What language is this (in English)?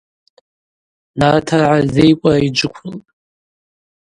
Abaza